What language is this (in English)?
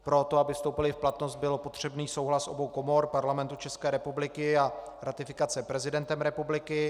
Czech